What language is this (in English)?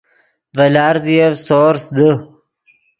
Yidgha